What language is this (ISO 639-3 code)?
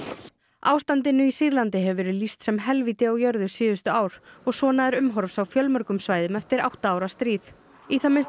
isl